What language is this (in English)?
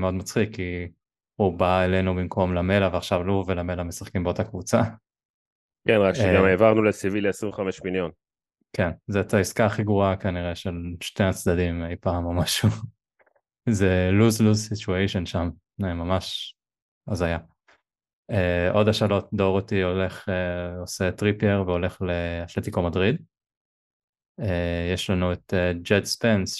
Hebrew